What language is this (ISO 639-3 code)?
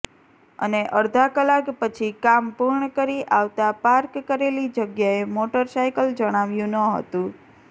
guj